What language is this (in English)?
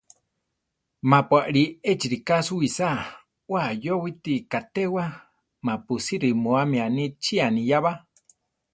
Central Tarahumara